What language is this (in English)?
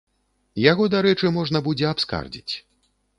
Belarusian